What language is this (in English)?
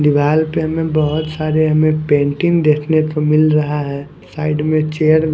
Hindi